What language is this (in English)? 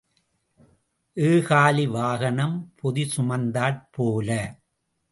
Tamil